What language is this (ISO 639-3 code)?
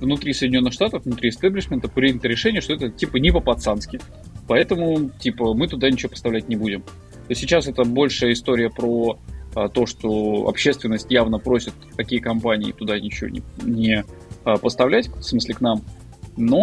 rus